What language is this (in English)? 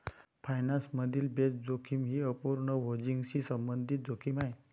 Marathi